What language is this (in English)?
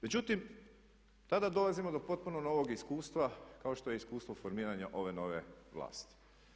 Croatian